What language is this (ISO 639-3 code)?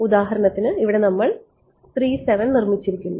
mal